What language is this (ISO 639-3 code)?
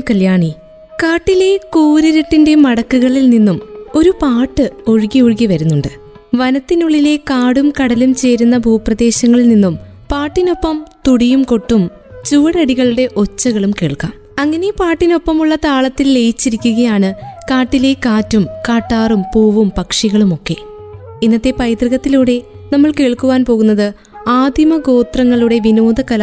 mal